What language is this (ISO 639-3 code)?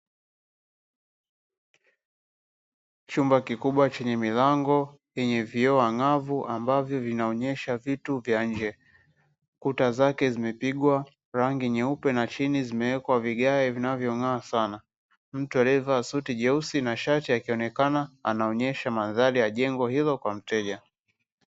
swa